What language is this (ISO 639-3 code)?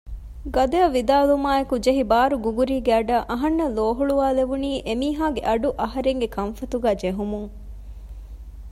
div